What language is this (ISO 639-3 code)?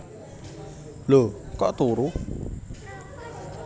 jav